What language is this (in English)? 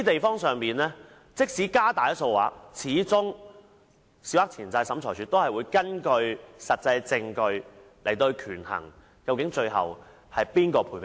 Cantonese